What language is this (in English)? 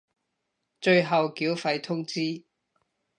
Cantonese